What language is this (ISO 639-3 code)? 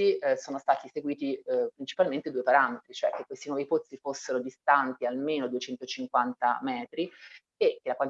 ita